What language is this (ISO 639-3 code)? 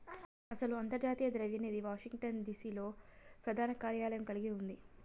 tel